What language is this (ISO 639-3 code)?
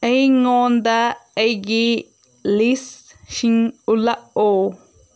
mni